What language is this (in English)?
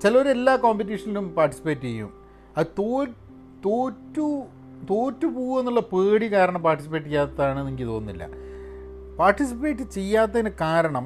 Malayalam